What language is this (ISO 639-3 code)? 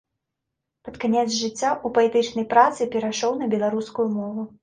bel